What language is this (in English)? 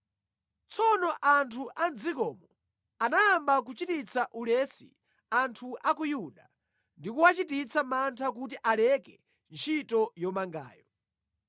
Nyanja